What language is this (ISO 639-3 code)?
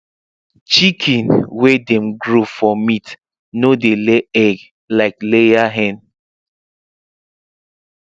pcm